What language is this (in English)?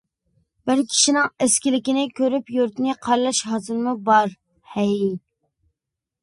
Uyghur